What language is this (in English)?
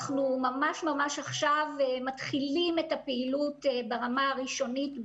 Hebrew